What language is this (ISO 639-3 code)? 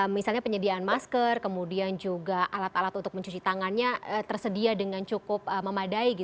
ind